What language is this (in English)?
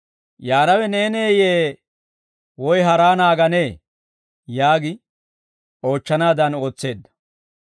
Dawro